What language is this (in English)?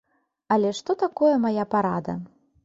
Belarusian